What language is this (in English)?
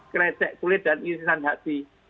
Indonesian